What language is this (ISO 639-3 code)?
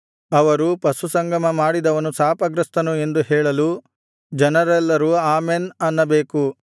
kan